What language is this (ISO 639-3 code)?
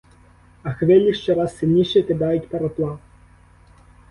ukr